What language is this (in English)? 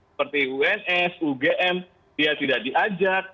Indonesian